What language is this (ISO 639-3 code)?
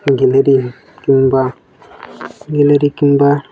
ori